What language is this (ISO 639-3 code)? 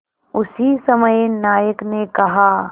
hin